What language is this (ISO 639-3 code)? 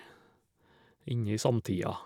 nor